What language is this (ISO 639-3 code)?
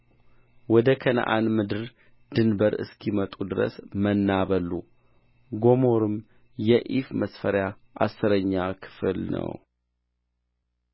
amh